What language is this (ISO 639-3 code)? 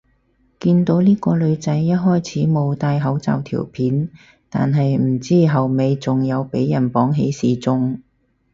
yue